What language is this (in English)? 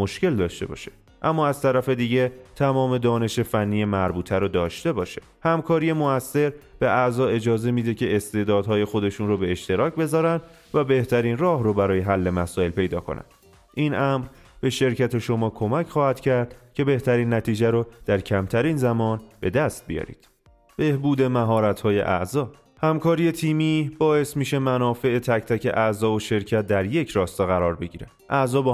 Persian